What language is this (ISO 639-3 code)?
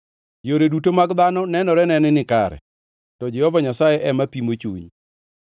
luo